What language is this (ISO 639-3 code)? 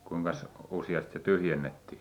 fin